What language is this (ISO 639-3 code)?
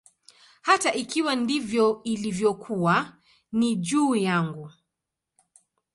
swa